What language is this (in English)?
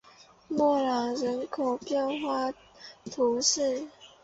Chinese